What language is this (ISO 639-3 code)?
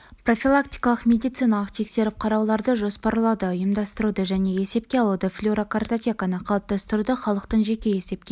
kaz